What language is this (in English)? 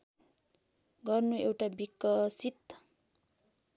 Nepali